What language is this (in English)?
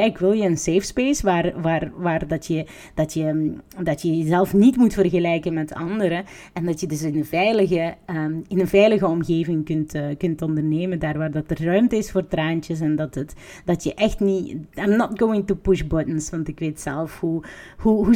Dutch